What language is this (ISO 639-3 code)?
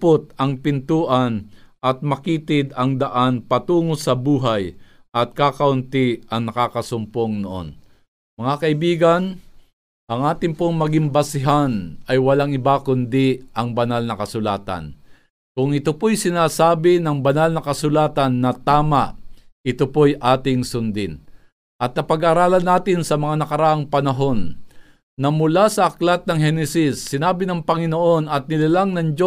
fil